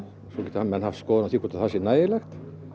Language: Icelandic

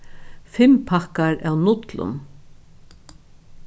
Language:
Faroese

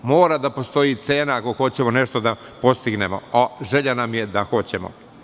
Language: Serbian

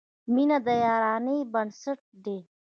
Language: Pashto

